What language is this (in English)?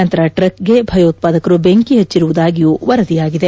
Kannada